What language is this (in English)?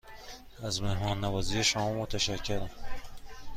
Persian